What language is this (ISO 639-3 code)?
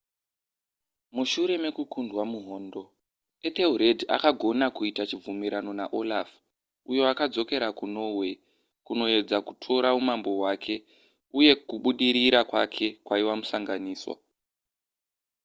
sna